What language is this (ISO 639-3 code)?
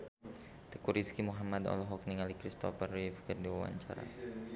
sun